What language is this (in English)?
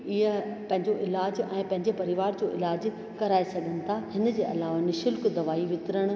Sindhi